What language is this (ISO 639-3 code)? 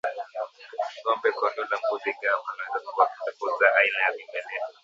swa